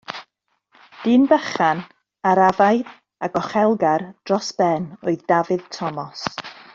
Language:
Welsh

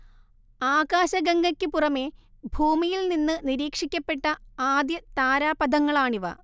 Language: Malayalam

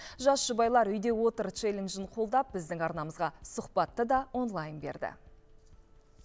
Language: Kazakh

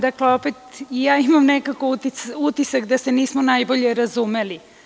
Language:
Serbian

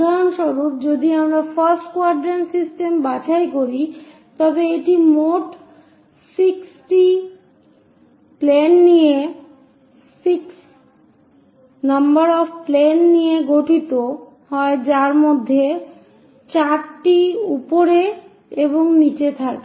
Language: Bangla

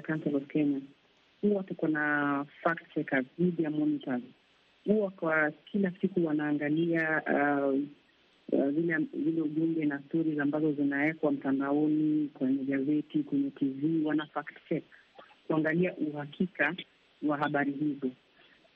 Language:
Swahili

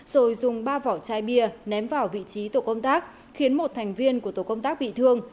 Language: Vietnamese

